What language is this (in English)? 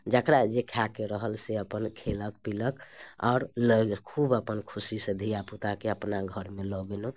Maithili